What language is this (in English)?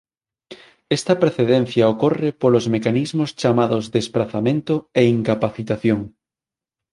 Galician